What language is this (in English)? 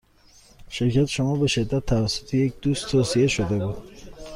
Persian